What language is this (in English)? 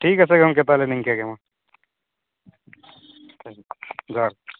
Santali